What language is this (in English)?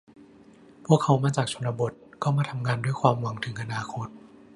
Thai